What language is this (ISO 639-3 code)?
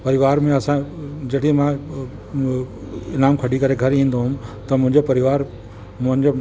snd